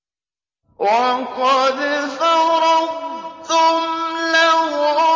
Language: Arabic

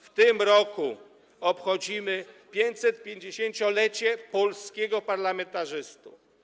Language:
Polish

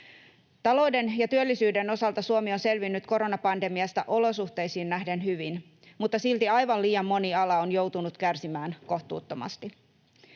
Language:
Finnish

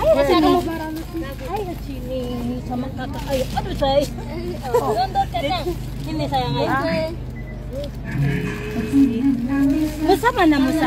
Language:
Indonesian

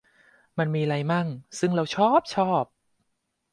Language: Thai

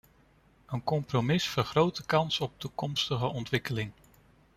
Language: Dutch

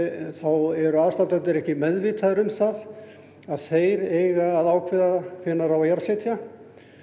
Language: Icelandic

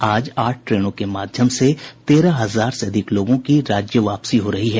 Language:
Hindi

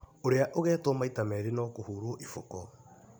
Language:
Kikuyu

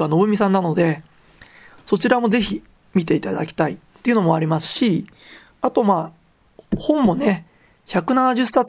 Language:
Japanese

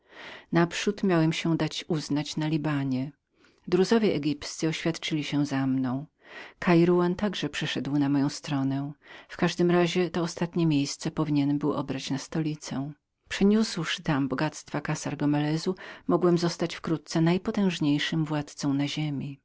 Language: Polish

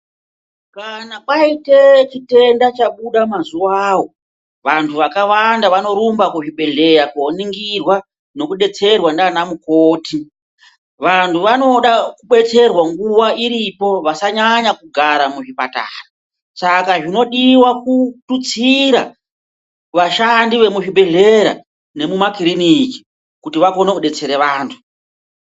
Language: Ndau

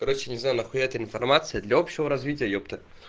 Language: Russian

